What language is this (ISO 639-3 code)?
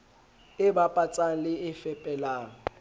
sot